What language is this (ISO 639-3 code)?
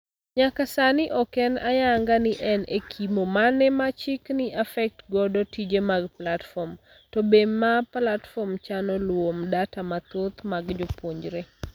luo